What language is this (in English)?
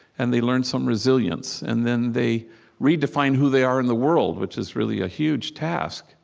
English